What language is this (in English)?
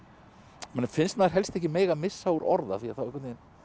Icelandic